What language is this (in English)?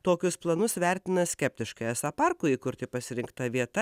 Lithuanian